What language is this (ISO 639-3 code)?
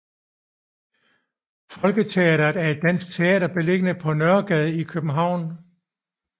dan